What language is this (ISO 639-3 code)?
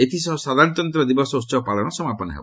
ori